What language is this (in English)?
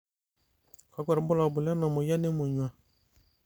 Masai